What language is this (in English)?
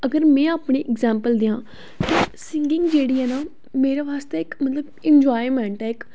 Dogri